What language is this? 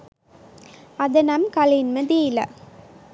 Sinhala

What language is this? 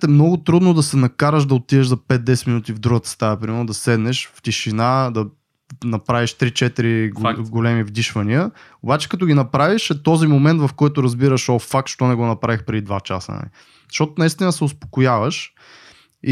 Bulgarian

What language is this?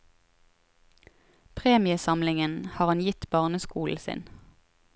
Norwegian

